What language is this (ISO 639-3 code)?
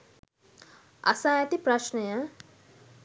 sin